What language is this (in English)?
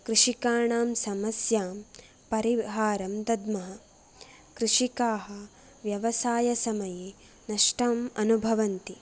Sanskrit